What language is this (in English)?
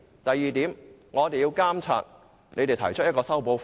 Cantonese